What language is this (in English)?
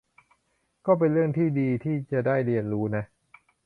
Thai